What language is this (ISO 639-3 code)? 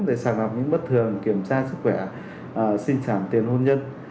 vie